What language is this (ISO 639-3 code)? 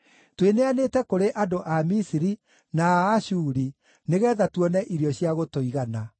kik